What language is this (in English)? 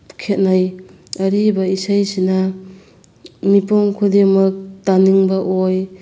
Manipuri